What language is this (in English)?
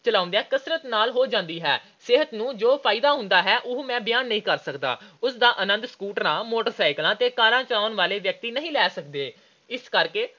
Punjabi